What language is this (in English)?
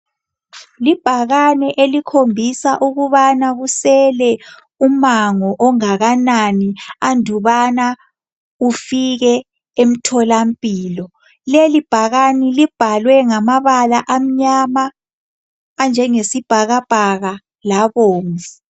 North Ndebele